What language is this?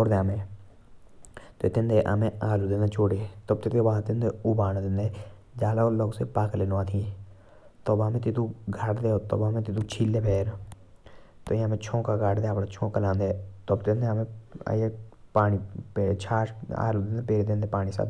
Jaunsari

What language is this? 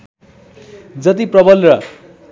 Nepali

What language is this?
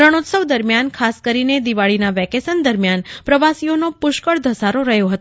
Gujarati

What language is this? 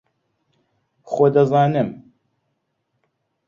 Central Kurdish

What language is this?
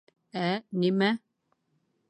Bashkir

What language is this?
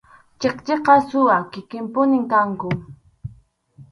Arequipa-La Unión Quechua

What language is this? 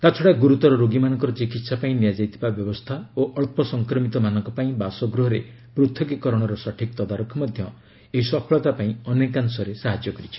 Odia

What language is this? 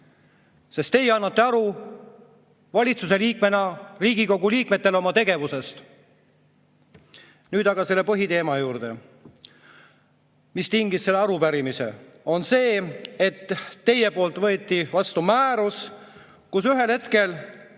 Estonian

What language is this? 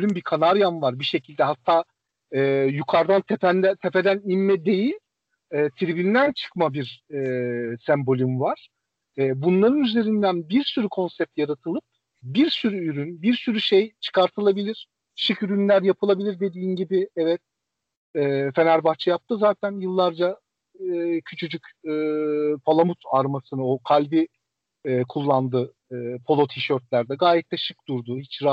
Turkish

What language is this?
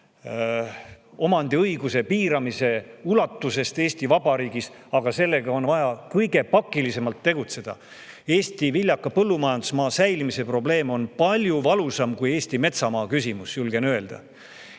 Estonian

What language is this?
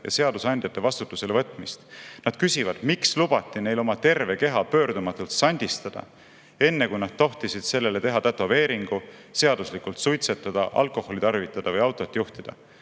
Estonian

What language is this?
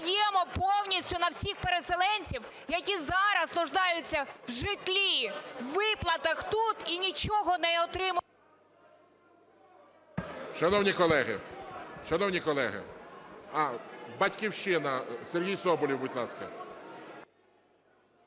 Ukrainian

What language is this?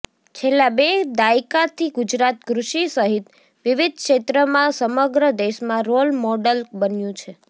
Gujarati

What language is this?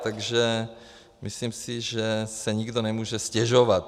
Czech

